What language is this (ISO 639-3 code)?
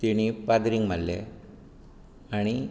kok